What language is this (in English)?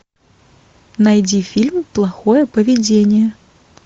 Russian